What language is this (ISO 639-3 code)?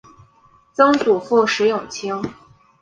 zho